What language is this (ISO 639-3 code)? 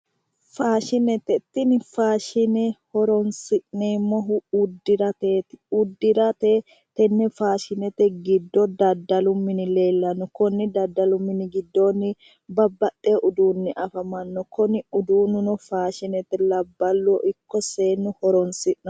sid